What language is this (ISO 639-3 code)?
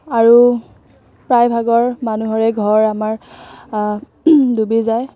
asm